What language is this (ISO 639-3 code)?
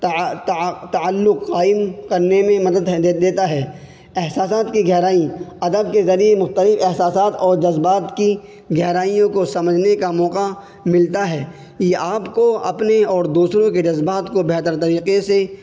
urd